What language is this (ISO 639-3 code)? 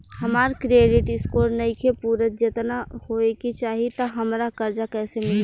bho